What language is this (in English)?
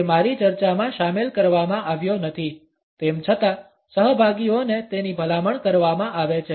Gujarati